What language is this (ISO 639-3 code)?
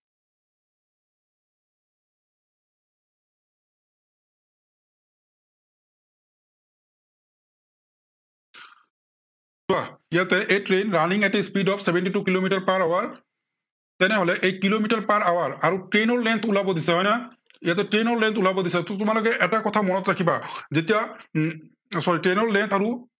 asm